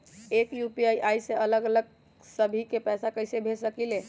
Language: Magahi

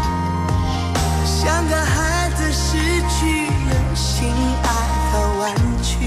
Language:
Chinese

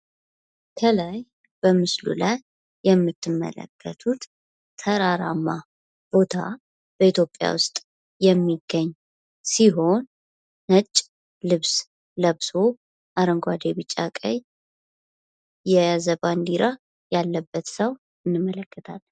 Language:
Amharic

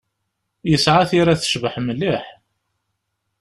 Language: Kabyle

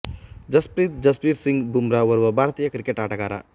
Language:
Kannada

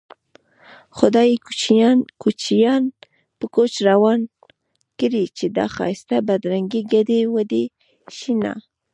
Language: Pashto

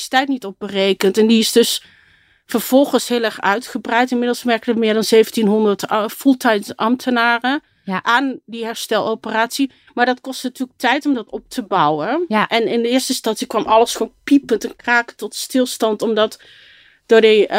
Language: Dutch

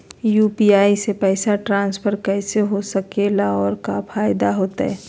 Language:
Magahi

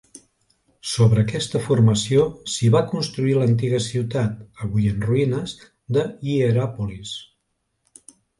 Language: Catalan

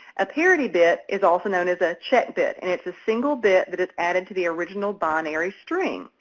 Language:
English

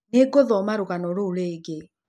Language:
Kikuyu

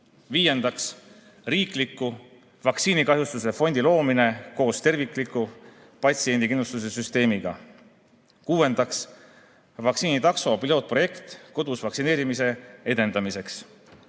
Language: Estonian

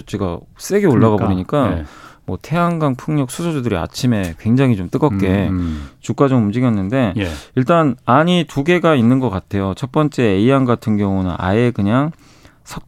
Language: Korean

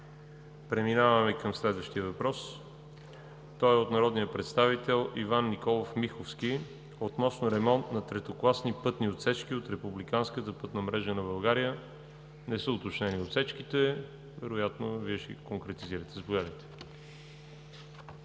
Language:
Bulgarian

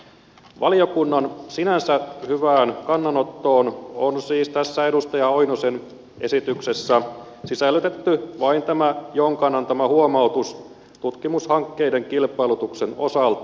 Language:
Finnish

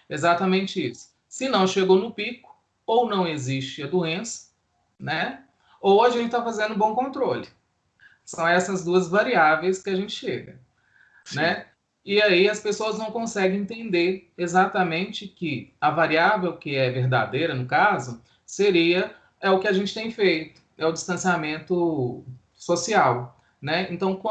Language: Portuguese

